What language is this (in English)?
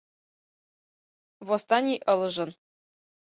Mari